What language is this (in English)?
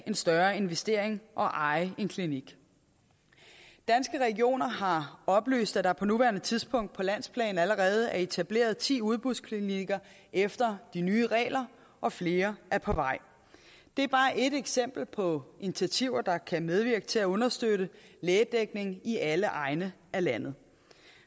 Danish